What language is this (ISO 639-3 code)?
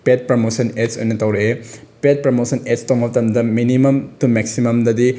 mni